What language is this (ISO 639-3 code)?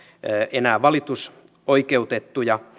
fin